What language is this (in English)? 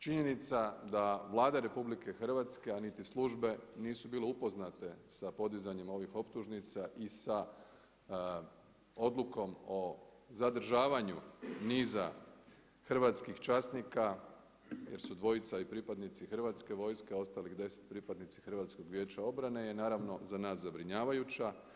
Croatian